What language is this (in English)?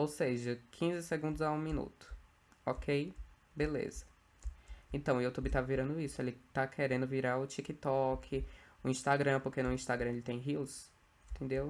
Portuguese